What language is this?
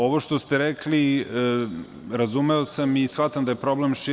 Serbian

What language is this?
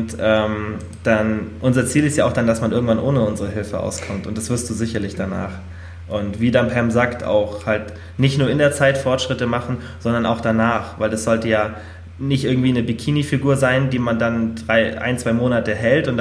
German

